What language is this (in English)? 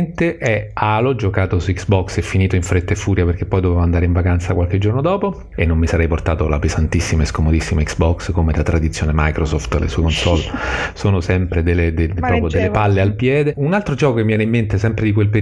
Italian